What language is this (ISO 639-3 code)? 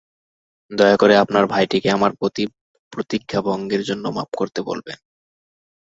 ben